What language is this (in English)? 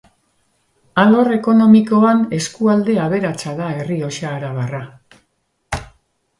Basque